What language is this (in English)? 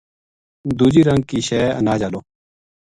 Gujari